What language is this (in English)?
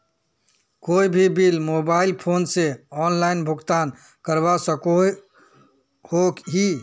Magahi